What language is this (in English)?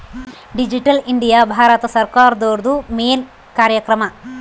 Kannada